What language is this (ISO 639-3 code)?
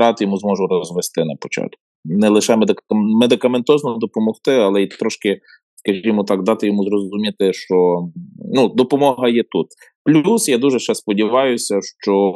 ukr